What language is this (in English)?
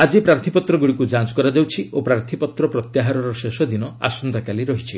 Odia